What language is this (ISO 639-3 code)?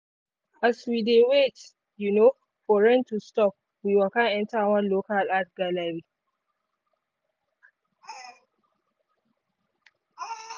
pcm